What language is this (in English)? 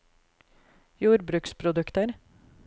Norwegian